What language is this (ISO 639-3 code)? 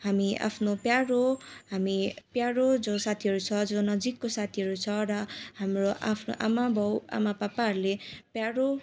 nep